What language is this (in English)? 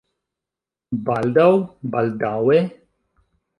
Esperanto